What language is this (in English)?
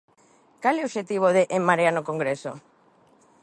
Galician